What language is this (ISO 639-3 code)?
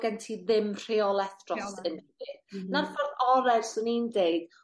cym